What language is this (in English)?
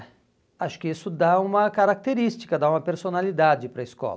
Portuguese